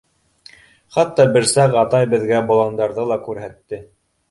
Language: Bashkir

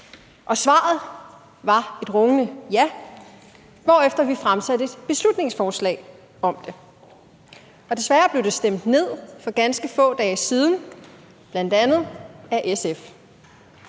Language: Danish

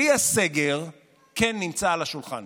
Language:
Hebrew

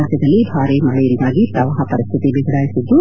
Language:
Kannada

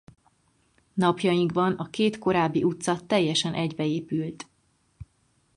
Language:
Hungarian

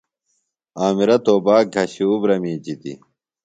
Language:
Phalura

